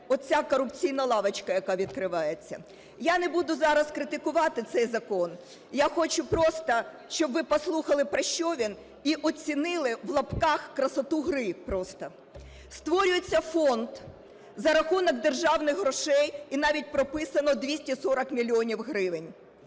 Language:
Ukrainian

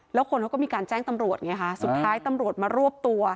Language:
Thai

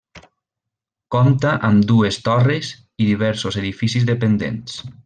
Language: Catalan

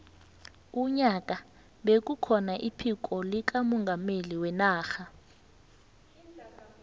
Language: South Ndebele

